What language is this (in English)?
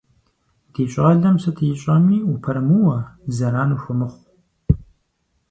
Kabardian